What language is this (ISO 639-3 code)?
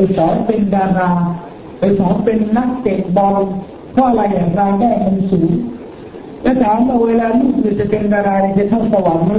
tha